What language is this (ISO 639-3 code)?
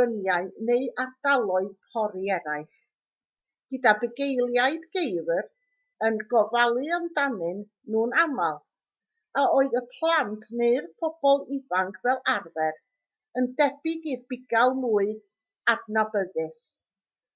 cym